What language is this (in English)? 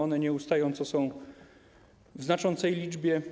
Polish